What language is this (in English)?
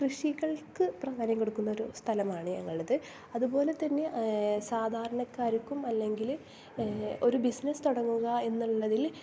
Malayalam